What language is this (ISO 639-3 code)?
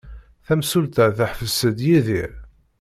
kab